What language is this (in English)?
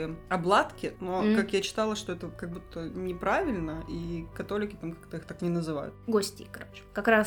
Russian